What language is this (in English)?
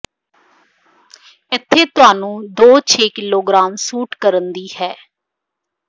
Punjabi